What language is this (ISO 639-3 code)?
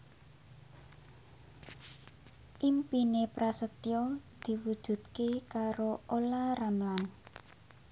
jav